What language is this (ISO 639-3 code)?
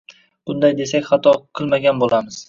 uzb